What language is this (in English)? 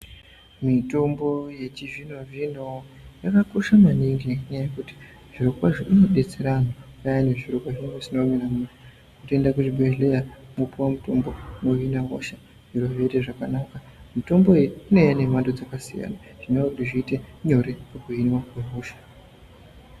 Ndau